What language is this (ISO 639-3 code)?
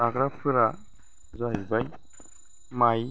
brx